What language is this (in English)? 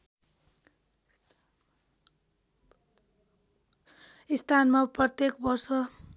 Nepali